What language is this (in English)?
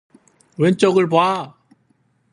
Korean